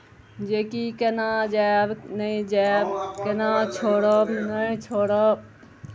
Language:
Maithili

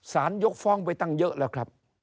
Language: Thai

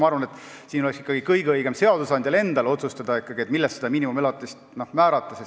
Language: Estonian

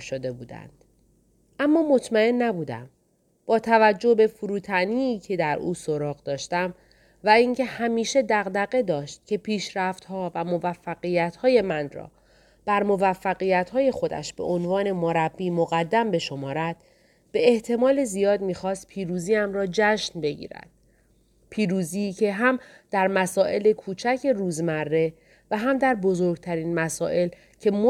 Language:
Persian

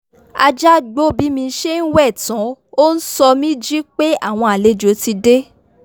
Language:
Yoruba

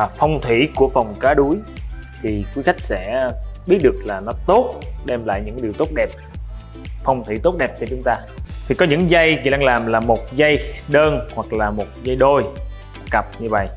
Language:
Vietnamese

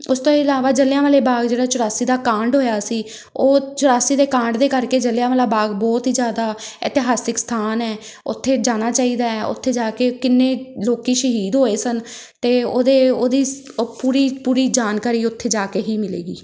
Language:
Punjabi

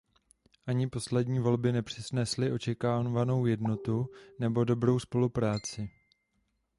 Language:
Czech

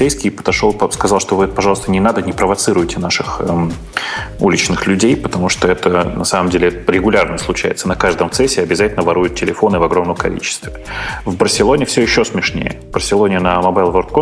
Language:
Russian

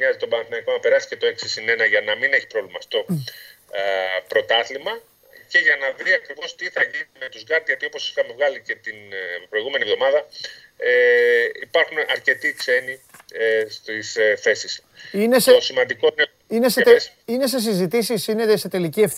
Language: Greek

